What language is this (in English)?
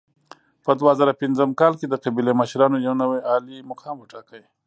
Pashto